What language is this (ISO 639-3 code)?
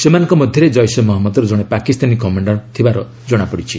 ori